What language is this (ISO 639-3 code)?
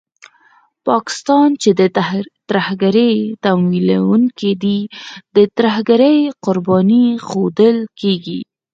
pus